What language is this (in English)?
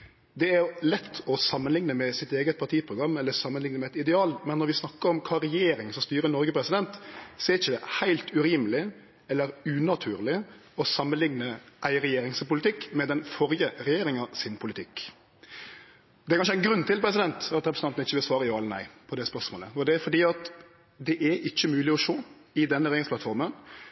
Norwegian Nynorsk